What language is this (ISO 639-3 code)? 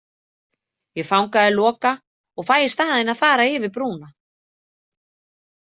isl